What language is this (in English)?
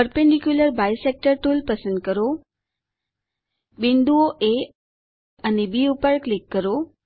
Gujarati